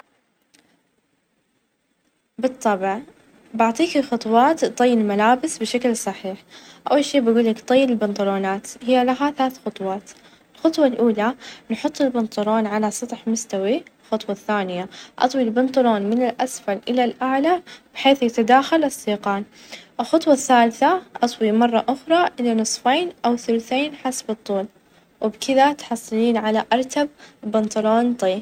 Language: Najdi Arabic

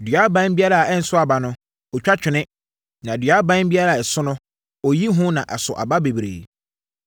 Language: Akan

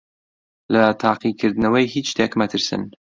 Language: Central Kurdish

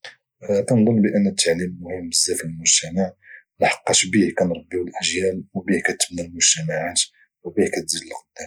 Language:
Moroccan Arabic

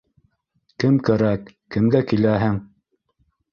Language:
Bashkir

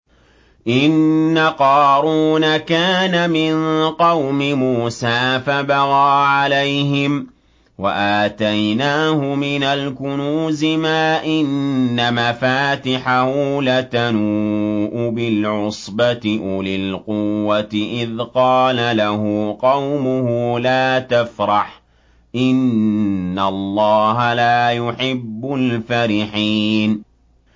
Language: Arabic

